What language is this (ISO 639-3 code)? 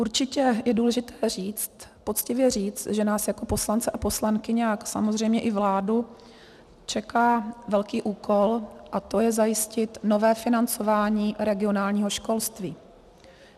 ces